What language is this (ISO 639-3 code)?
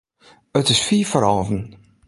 fry